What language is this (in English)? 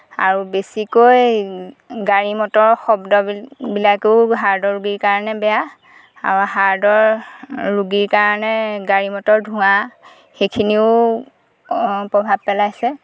Assamese